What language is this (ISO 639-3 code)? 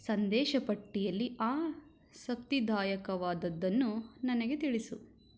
kan